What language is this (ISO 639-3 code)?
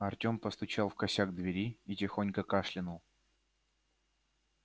rus